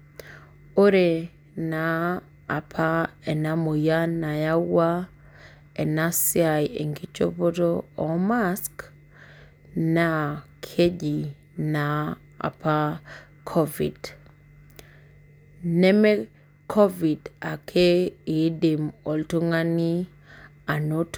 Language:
Masai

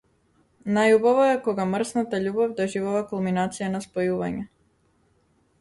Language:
Macedonian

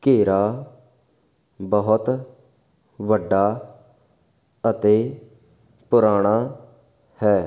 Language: Punjabi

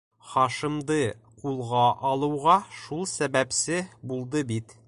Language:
Bashkir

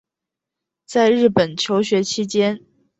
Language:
Chinese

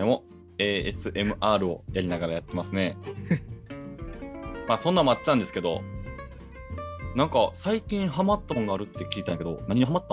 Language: Japanese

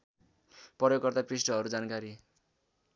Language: Nepali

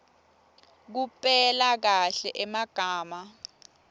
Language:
Swati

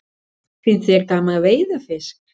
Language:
Icelandic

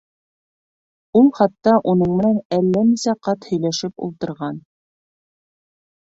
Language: Bashkir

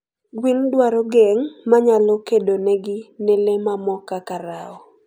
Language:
Luo (Kenya and Tanzania)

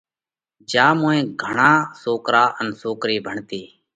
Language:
Parkari Koli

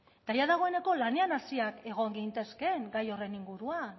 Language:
Basque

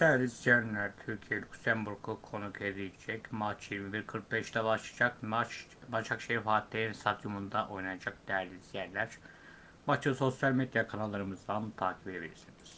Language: Turkish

